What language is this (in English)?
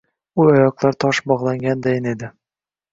Uzbek